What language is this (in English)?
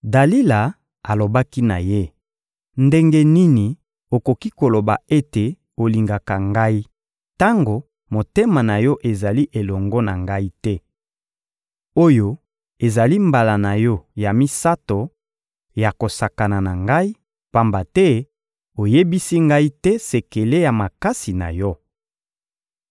Lingala